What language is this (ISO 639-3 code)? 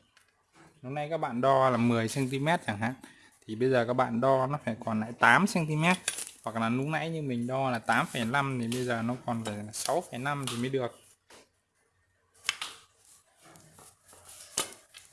vie